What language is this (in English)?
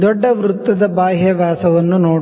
Kannada